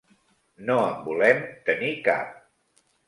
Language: Catalan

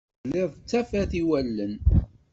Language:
Kabyle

